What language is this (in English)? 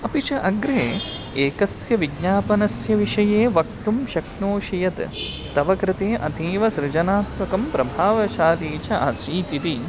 Sanskrit